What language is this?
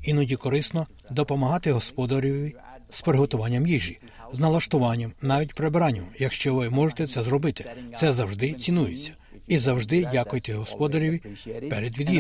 Ukrainian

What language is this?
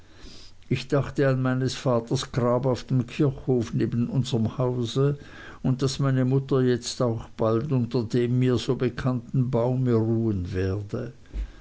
German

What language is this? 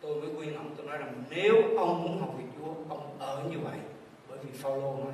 Vietnamese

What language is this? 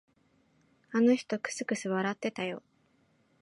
Japanese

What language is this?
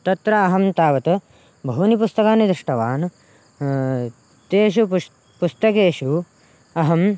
Sanskrit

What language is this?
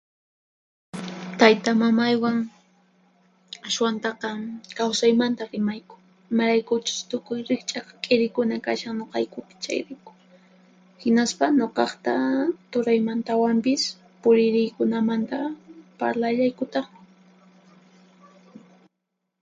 Puno Quechua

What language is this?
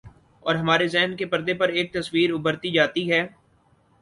Urdu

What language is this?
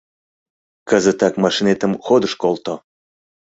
Mari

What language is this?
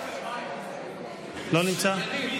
Hebrew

